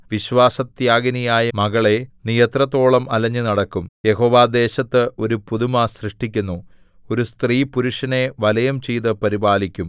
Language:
Malayalam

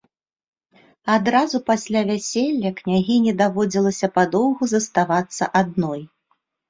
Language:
Belarusian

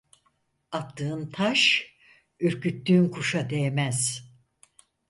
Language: Turkish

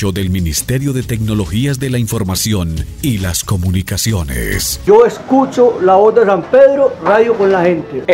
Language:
Spanish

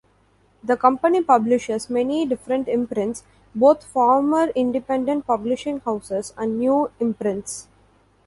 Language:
English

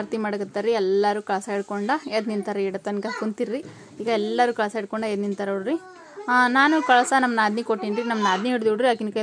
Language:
Arabic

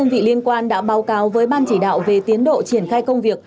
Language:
Vietnamese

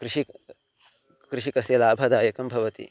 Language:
Sanskrit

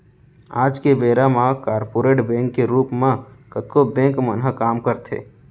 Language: Chhattisgarhi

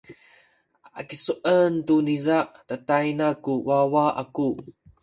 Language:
Sakizaya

